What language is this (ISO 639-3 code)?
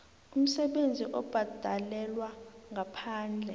nbl